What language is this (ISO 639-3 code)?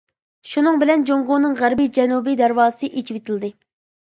uig